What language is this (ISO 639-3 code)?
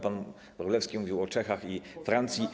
pol